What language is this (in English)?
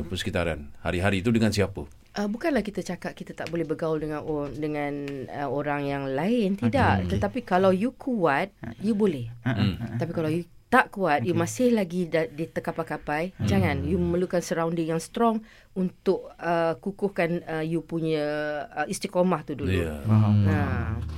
Malay